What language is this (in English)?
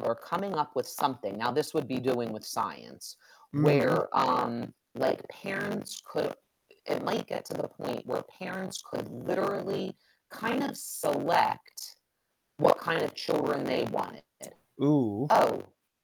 English